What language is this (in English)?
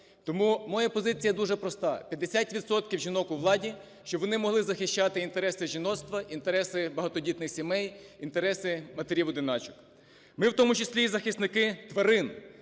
Ukrainian